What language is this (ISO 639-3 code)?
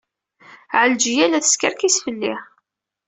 kab